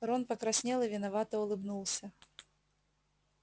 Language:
Russian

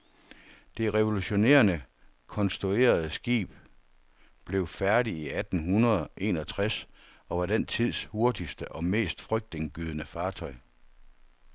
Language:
Danish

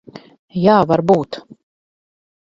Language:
Latvian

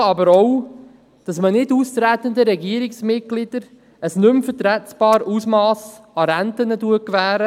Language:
Swiss German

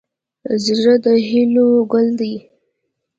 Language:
Pashto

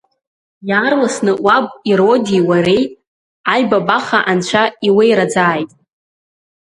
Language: Abkhazian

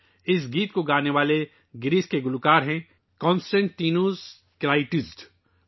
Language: Urdu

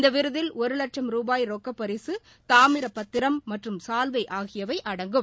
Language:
Tamil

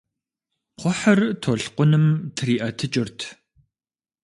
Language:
Kabardian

